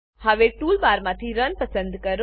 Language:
Gujarati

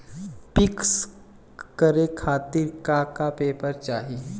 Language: Bhojpuri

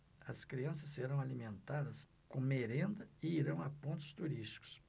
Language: Portuguese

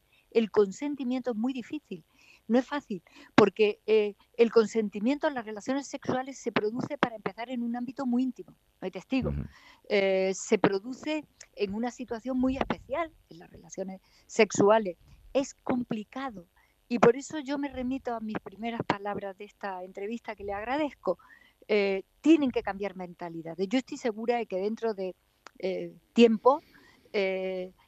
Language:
Spanish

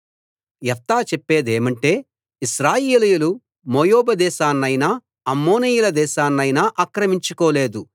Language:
Telugu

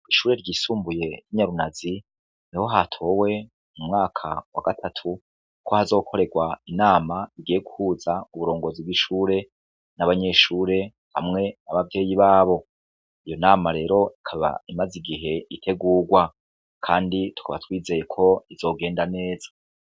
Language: Rundi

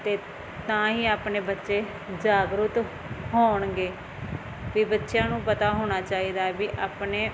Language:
Punjabi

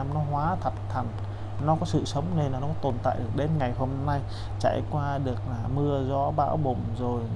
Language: Vietnamese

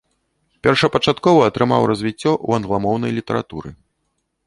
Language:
Belarusian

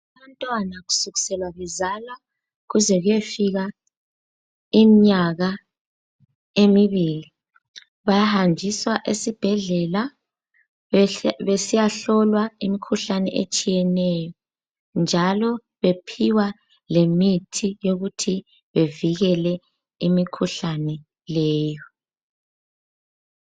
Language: North Ndebele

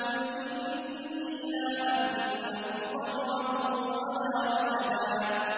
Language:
Arabic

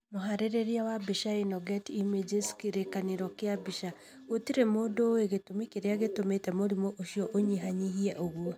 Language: Kikuyu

